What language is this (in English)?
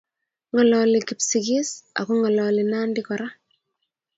Kalenjin